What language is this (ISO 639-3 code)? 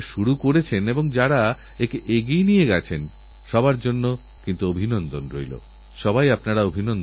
ben